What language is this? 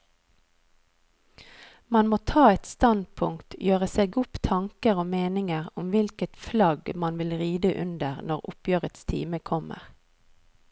Norwegian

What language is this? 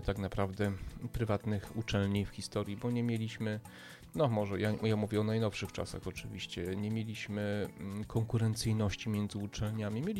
Polish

